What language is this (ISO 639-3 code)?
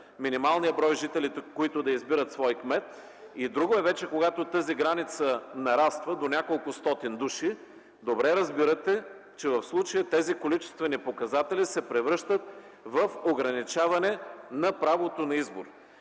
bul